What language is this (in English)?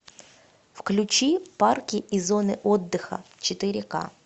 Russian